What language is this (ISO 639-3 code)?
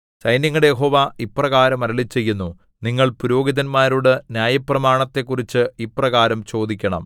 mal